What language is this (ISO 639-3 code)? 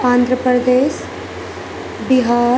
urd